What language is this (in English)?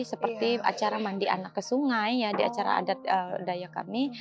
Indonesian